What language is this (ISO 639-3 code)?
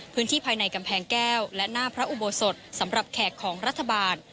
tha